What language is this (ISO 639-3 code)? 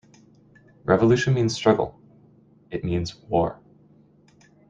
eng